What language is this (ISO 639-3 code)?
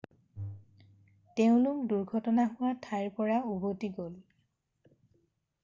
asm